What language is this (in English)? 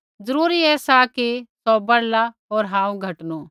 Kullu Pahari